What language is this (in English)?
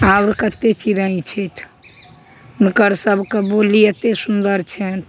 Maithili